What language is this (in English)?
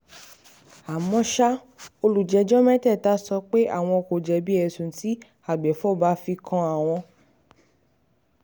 Yoruba